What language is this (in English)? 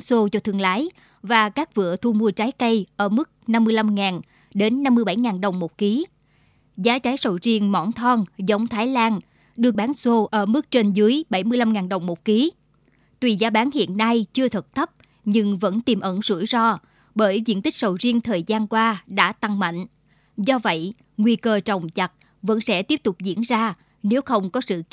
Vietnamese